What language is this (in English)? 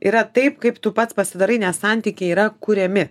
Lithuanian